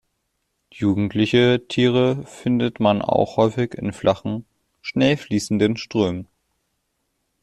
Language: German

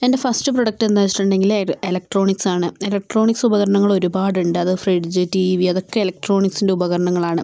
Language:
Malayalam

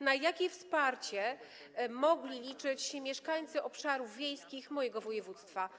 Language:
Polish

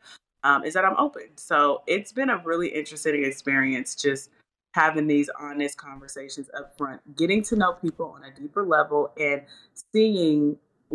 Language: English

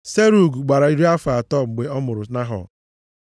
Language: Igbo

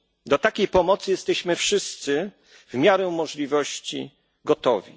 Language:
Polish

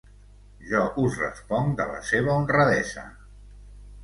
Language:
Catalan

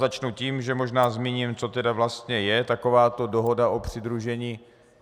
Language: Czech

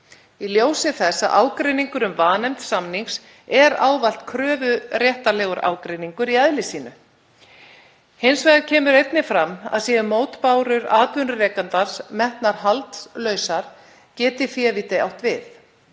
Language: Icelandic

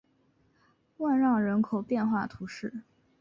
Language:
Chinese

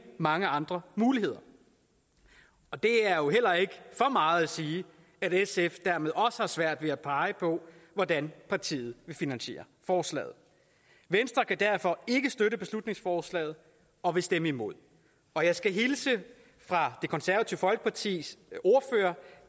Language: Danish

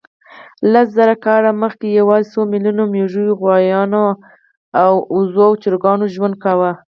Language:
Pashto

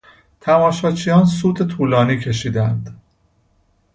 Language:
Persian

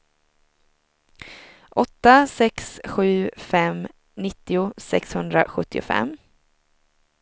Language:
Swedish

